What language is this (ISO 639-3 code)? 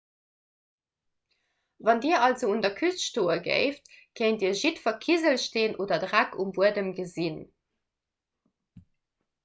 ltz